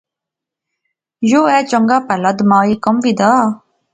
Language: Pahari-Potwari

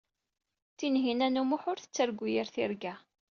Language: Kabyle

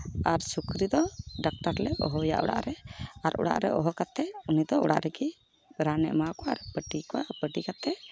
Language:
Santali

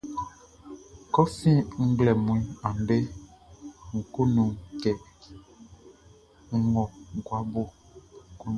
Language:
Baoulé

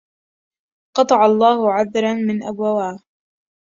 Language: Arabic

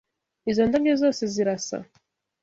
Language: Kinyarwanda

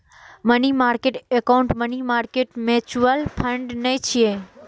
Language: Maithili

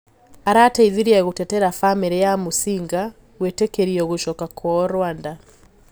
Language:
Kikuyu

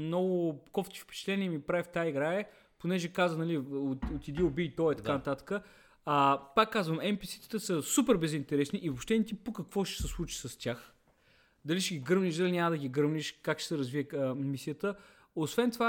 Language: Bulgarian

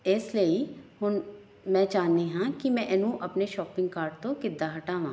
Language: Punjabi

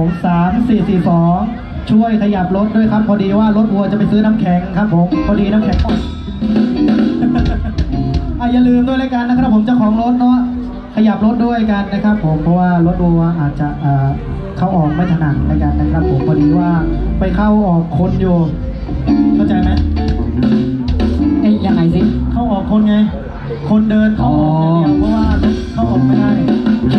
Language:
Thai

